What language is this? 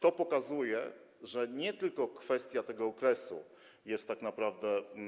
Polish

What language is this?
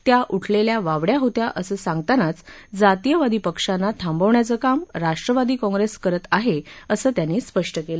Marathi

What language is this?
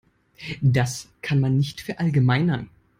German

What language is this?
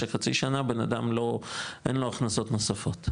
Hebrew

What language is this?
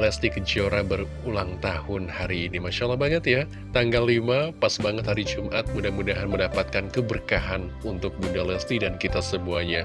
Indonesian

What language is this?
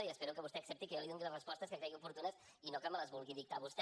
Catalan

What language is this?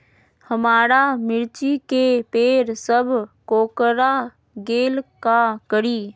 Magahi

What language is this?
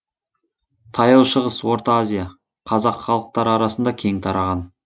Kazakh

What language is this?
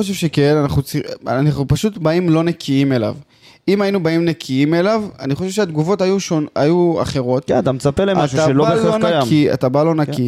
Hebrew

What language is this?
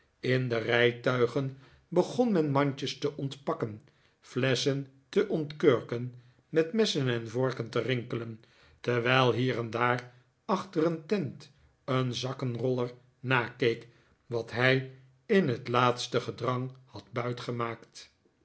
Dutch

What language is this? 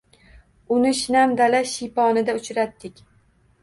Uzbek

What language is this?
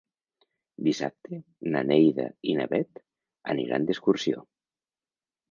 Catalan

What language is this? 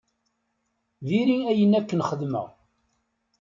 Kabyle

